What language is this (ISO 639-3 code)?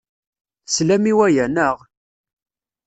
kab